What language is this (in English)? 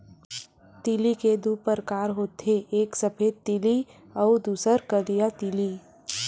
Chhattisgarhi